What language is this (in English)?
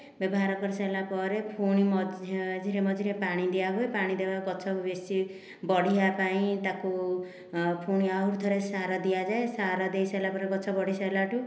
Odia